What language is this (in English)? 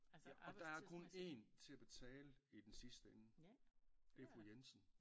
Danish